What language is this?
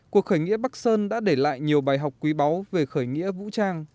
Vietnamese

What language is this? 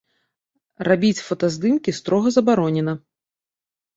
Belarusian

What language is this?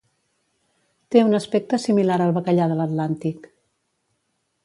Catalan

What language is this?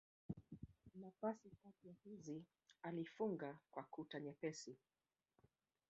Swahili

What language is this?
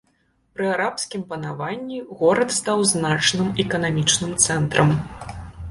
Belarusian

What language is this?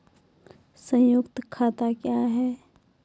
Maithili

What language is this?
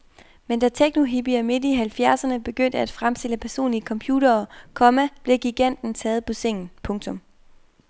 Danish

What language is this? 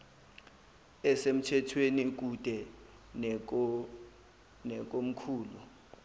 Zulu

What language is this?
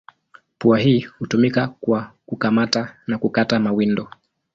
Swahili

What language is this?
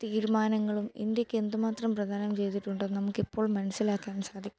Malayalam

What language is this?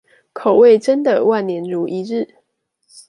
Chinese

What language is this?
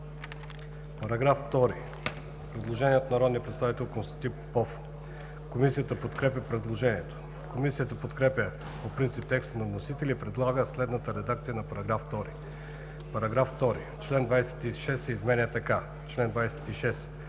Bulgarian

